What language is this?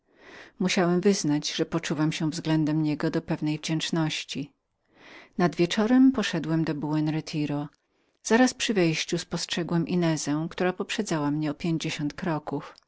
Polish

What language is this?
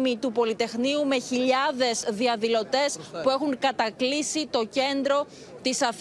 Greek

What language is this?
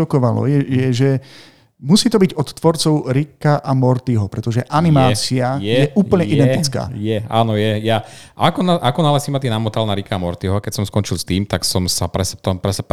Slovak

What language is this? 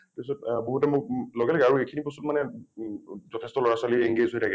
Assamese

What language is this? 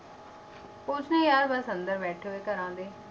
Punjabi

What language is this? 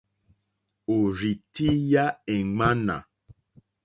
Mokpwe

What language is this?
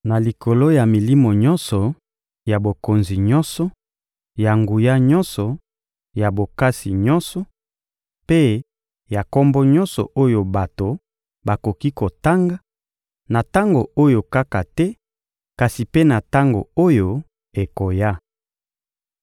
Lingala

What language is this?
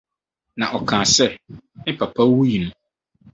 Akan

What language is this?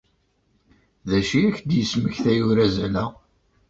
Kabyle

